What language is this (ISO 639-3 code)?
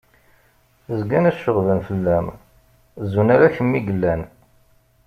kab